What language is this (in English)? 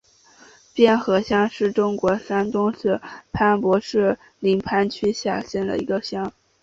Chinese